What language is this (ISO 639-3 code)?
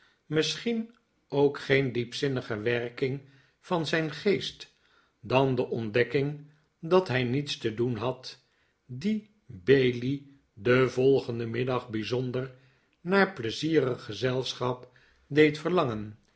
nld